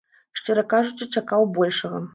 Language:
Belarusian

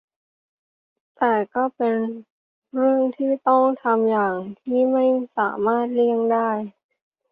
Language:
Thai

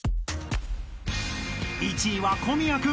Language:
Japanese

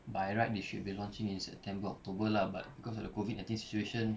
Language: English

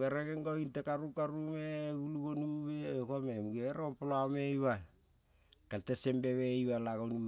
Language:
Kol (Papua New Guinea)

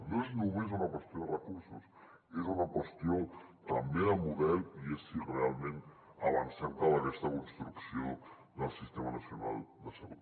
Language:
Catalan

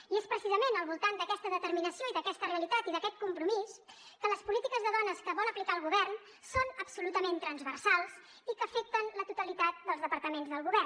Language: Catalan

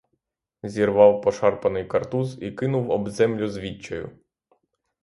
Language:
Ukrainian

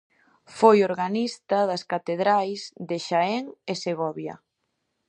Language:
Galician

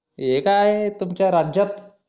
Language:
Marathi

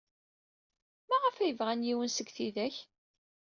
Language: Kabyle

